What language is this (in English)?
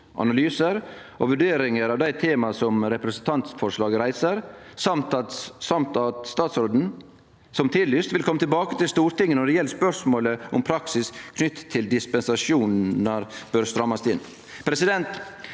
Norwegian